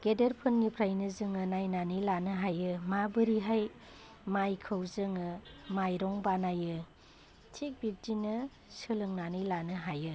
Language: Bodo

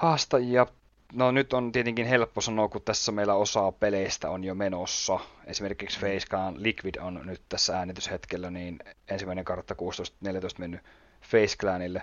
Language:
Finnish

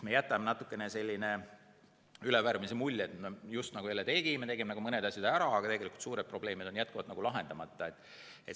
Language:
Estonian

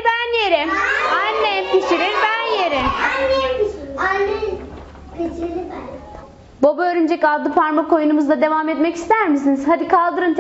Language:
Turkish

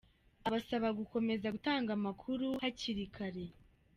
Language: Kinyarwanda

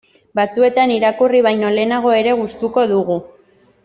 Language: Basque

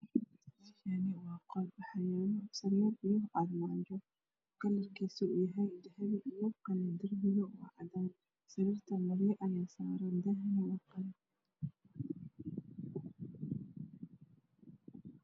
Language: Somali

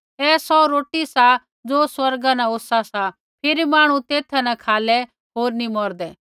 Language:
Kullu Pahari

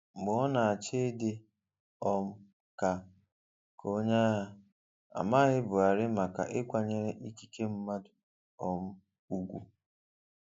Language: Igbo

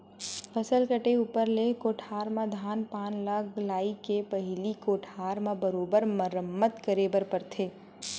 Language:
Chhattisgarhi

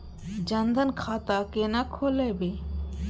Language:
Maithili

